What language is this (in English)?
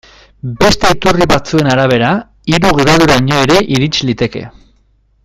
Basque